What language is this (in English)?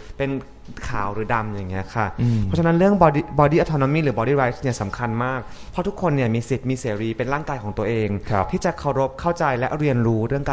Thai